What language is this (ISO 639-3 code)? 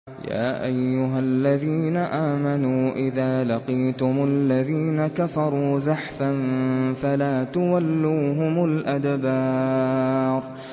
ara